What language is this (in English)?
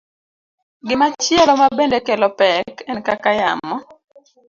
Luo (Kenya and Tanzania)